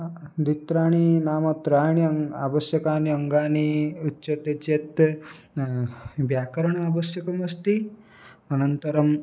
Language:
Sanskrit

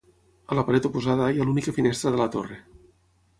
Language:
Catalan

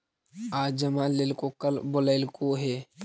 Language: Magahi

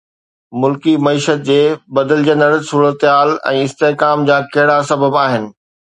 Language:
Sindhi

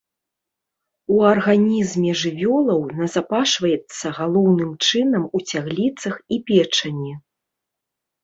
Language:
Belarusian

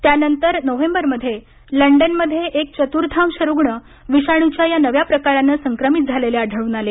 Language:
Marathi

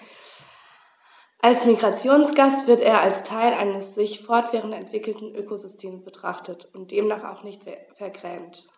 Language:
German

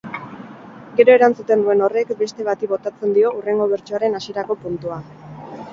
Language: Basque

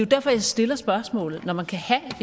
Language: Danish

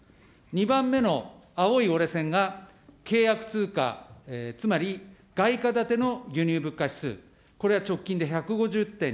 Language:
Japanese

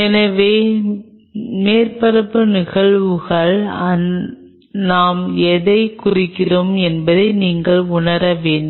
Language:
Tamil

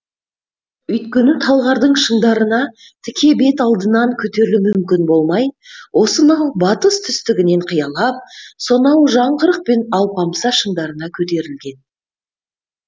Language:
Kazakh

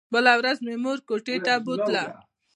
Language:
Pashto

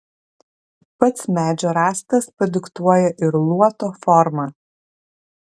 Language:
Lithuanian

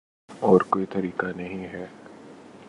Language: Urdu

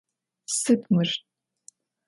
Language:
Adyghe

